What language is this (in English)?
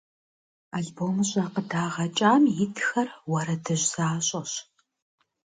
Kabardian